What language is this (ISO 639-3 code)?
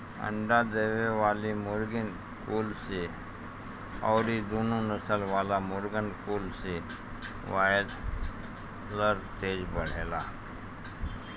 bho